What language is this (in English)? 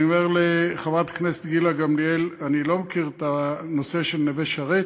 Hebrew